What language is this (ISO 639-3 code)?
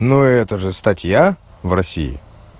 rus